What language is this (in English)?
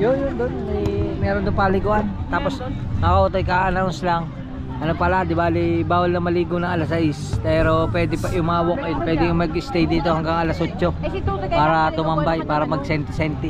Filipino